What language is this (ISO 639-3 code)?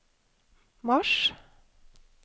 nor